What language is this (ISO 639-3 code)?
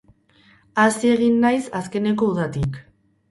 eus